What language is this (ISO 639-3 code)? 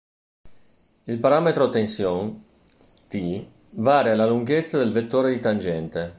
ita